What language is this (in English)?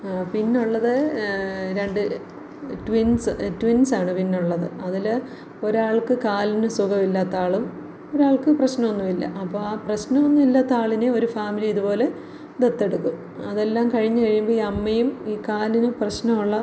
Malayalam